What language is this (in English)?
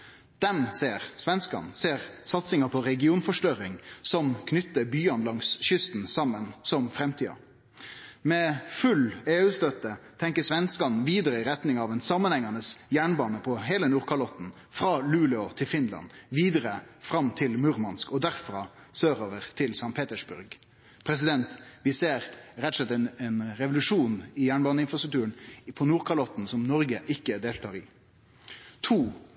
Norwegian Nynorsk